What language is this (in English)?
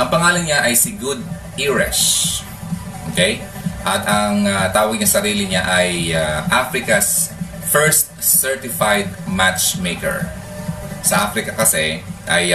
Filipino